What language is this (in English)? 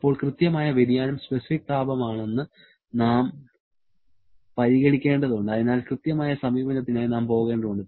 Malayalam